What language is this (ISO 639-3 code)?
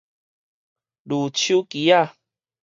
nan